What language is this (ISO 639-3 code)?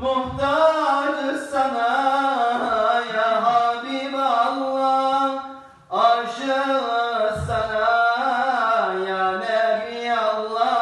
ara